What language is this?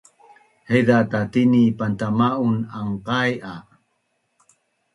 Bunun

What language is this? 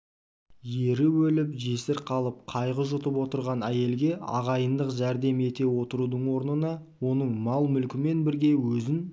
Kazakh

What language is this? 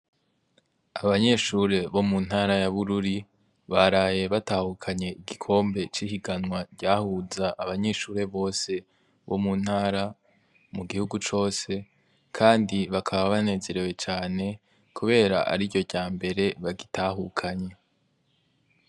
Rundi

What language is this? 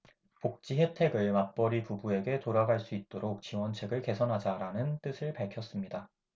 Korean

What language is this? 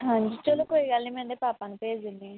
Punjabi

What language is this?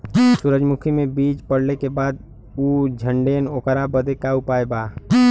Bhojpuri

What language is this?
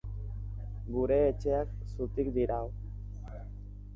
Basque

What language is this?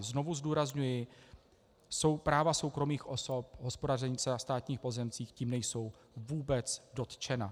Czech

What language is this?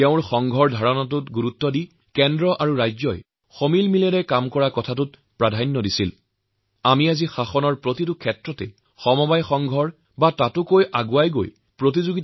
Assamese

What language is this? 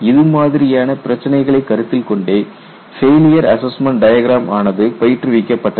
Tamil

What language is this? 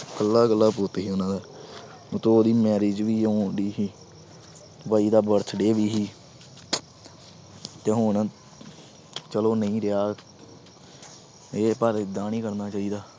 Punjabi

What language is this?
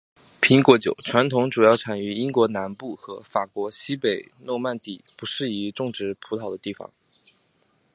Chinese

